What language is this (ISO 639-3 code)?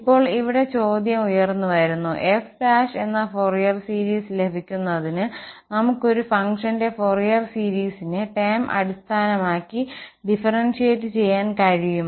mal